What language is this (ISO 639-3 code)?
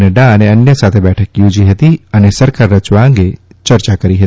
guj